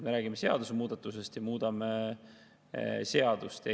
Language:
Estonian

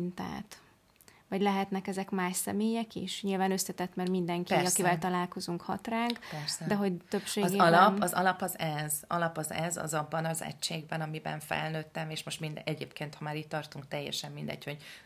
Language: Hungarian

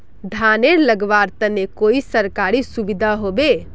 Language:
Magahi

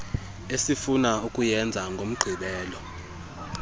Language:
Xhosa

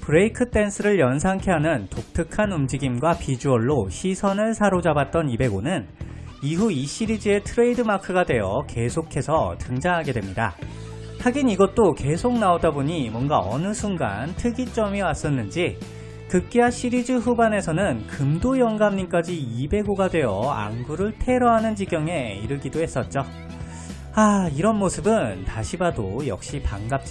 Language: Korean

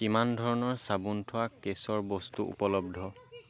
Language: Assamese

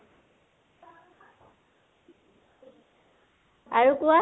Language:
Assamese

